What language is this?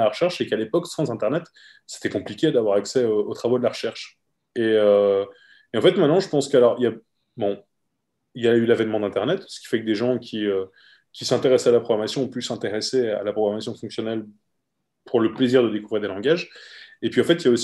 French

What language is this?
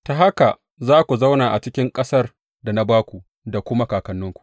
Hausa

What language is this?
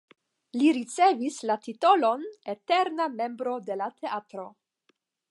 Esperanto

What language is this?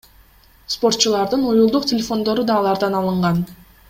Kyrgyz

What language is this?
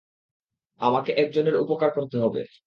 Bangla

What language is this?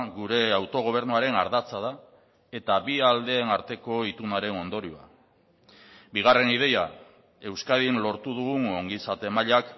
Basque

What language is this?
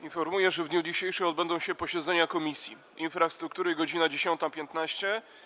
Polish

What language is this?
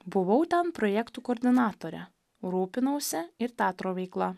Lithuanian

